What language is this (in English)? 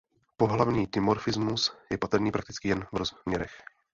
Czech